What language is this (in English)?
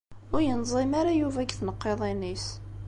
Kabyle